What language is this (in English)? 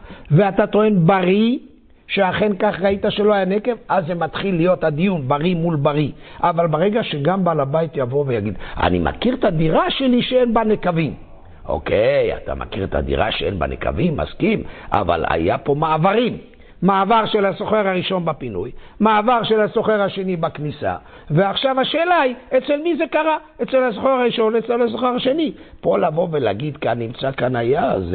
Hebrew